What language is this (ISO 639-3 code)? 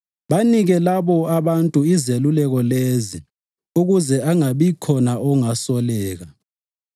nde